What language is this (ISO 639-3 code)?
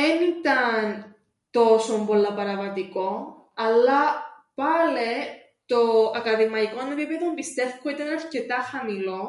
ell